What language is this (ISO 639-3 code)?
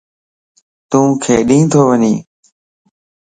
lss